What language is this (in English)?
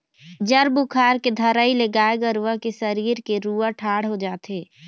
Chhattisgarhi